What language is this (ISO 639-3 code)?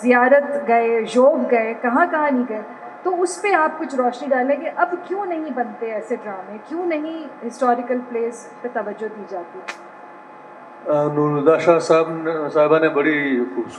hin